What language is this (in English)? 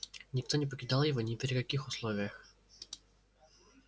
Russian